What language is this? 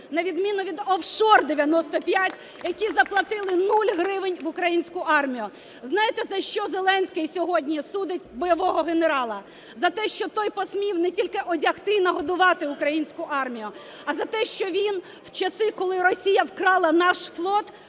Ukrainian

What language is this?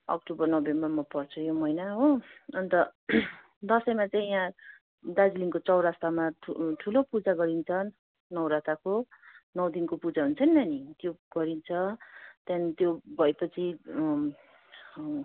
Nepali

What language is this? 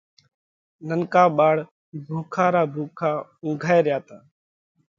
Parkari Koli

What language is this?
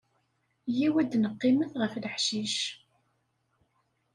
Kabyle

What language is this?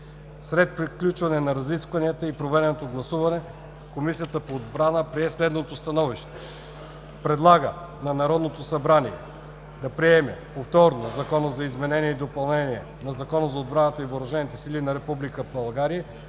Bulgarian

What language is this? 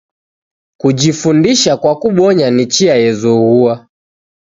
Taita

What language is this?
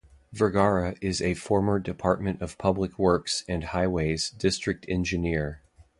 English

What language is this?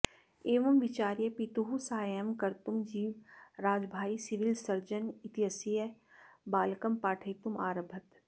Sanskrit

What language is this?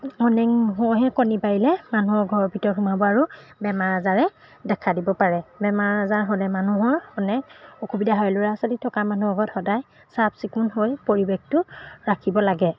Assamese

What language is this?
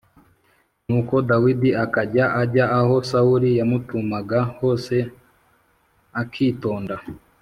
Kinyarwanda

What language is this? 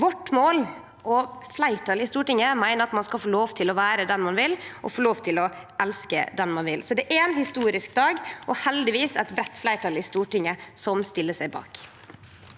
Norwegian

